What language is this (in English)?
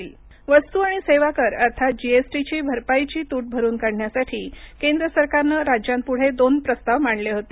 Marathi